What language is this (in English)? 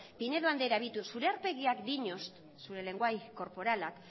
Basque